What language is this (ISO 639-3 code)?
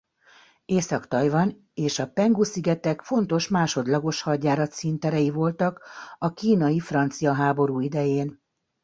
hun